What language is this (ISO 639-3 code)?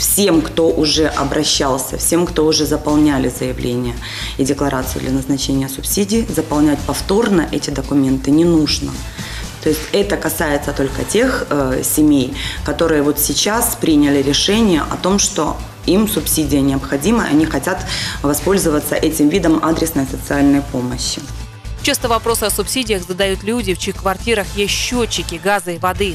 rus